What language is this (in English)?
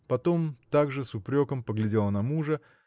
Russian